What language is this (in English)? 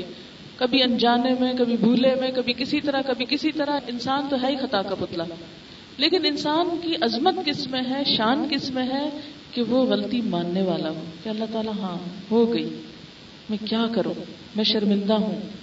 Urdu